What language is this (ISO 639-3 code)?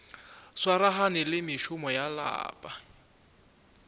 nso